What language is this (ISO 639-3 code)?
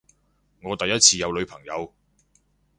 yue